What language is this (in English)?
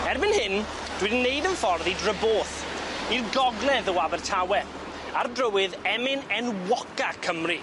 Welsh